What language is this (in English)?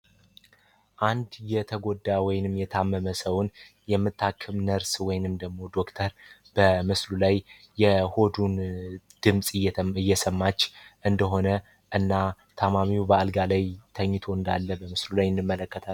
Amharic